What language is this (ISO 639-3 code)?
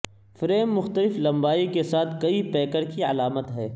urd